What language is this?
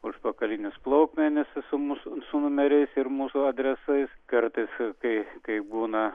Lithuanian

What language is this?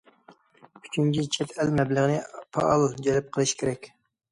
Uyghur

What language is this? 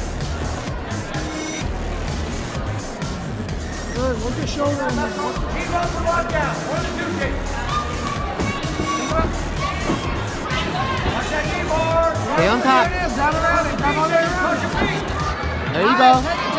English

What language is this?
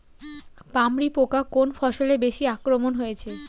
Bangla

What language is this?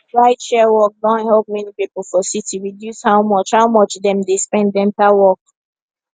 Nigerian Pidgin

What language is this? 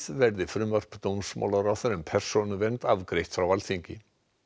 Icelandic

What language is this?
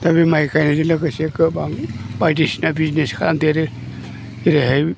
Bodo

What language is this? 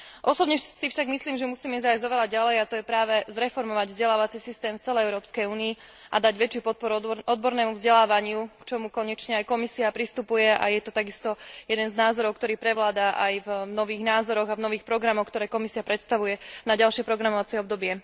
Slovak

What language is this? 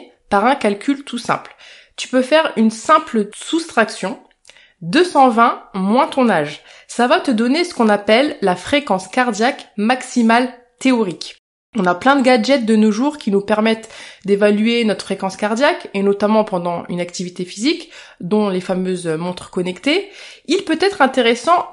French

